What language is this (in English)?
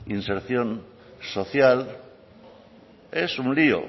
Spanish